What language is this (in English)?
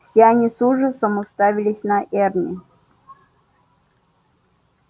Russian